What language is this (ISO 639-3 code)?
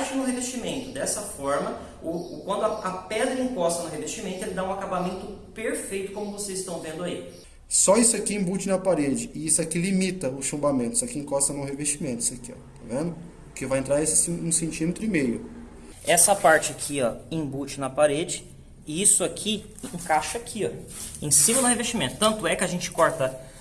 por